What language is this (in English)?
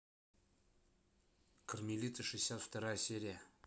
Russian